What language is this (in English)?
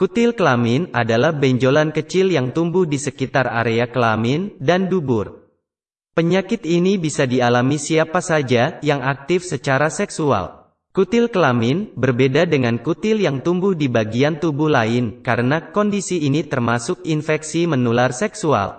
Indonesian